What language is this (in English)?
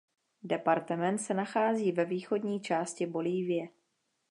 Czech